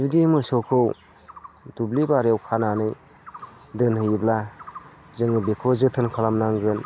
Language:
Bodo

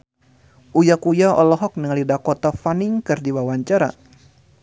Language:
Sundanese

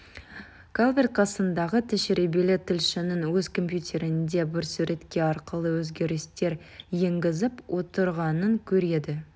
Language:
Kazakh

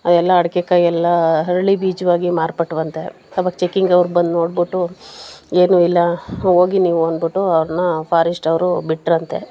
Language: Kannada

